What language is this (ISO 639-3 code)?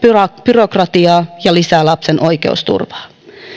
fin